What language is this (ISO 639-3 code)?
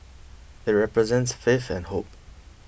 eng